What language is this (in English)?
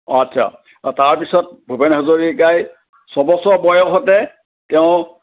Assamese